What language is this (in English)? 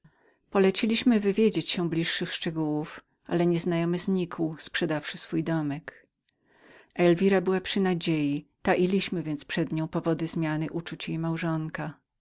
Polish